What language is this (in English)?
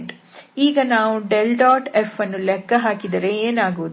Kannada